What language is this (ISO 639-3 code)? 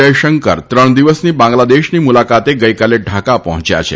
guj